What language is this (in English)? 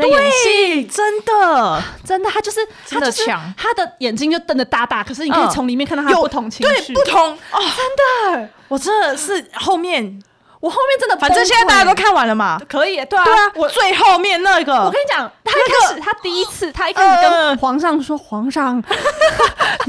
Chinese